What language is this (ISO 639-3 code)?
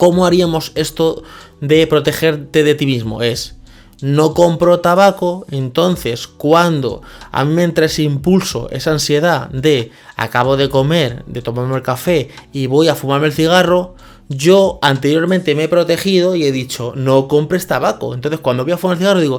spa